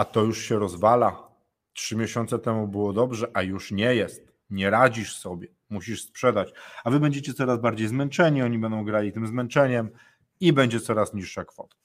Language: Polish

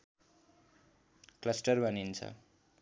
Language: Nepali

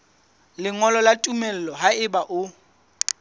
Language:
Southern Sotho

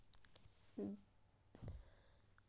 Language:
Maithili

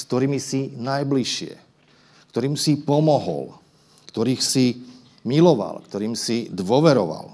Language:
Slovak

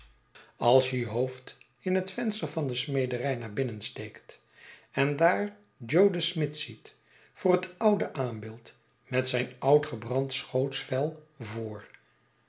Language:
Dutch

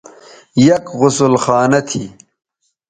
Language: Bateri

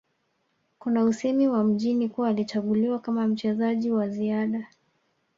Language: Swahili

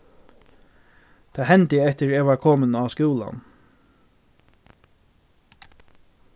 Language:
Faroese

